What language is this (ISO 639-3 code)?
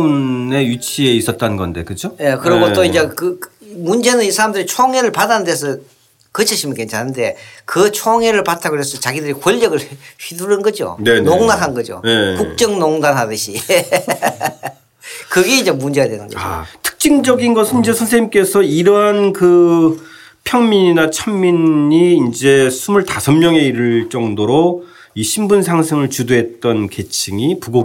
kor